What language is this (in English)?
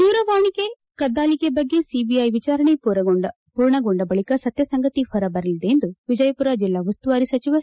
Kannada